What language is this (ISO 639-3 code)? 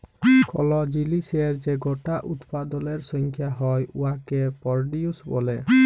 ben